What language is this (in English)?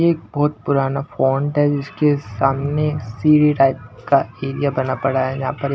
Hindi